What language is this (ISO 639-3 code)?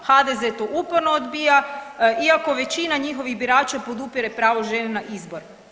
hrv